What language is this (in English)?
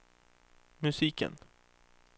Swedish